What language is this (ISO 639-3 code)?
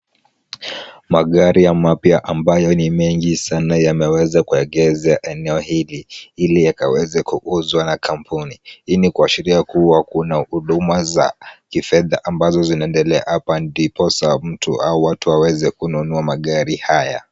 swa